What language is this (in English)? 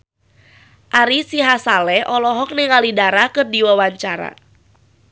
Sundanese